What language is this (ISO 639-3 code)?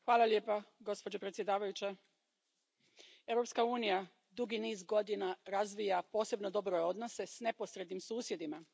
hrv